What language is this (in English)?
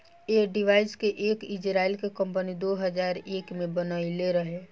Bhojpuri